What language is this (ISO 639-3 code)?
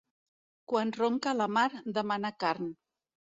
cat